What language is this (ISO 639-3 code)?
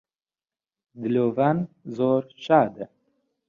ckb